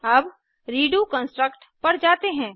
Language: Hindi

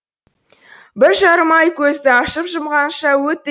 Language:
Kazakh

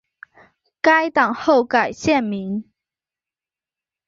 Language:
Chinese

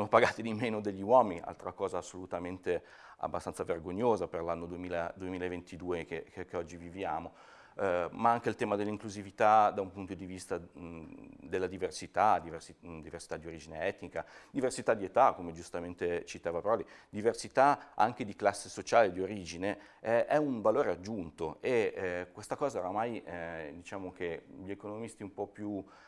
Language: Italian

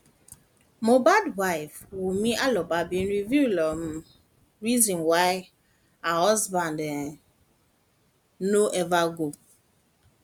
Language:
Nigerian Pidgin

